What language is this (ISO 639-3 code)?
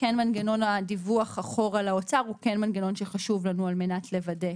heb